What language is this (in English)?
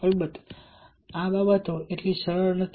Gujarati